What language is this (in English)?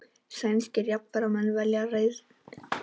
Icelandic